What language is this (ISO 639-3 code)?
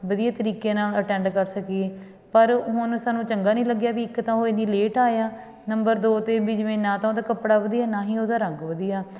pan